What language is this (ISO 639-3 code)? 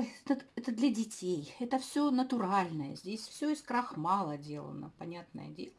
rus